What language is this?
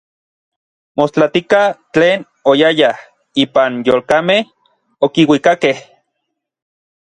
Orizaba Nahuatl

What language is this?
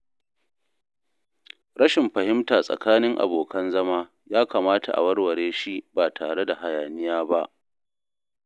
Hausa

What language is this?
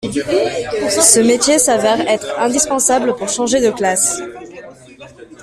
French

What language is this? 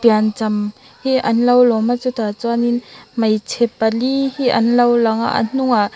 Mizo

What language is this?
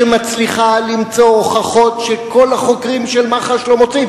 Hebrew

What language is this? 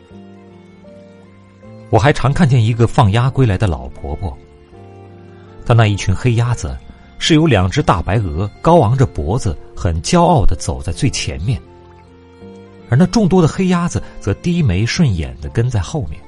Chinese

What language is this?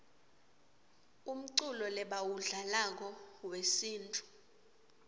Swati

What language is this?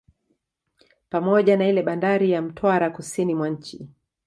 Swahili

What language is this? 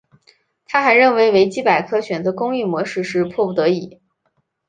Chinese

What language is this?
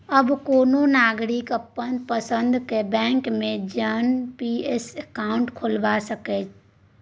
Maithili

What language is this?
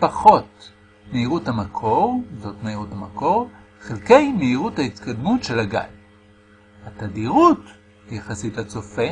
Hebrew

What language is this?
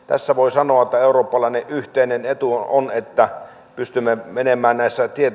Finnish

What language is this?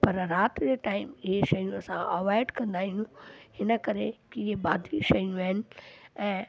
Sindhi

